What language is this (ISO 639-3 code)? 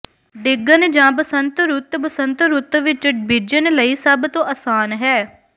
pan